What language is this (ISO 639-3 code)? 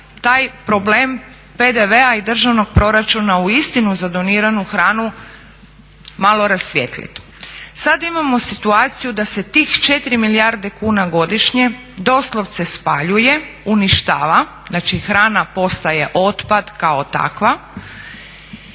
hrv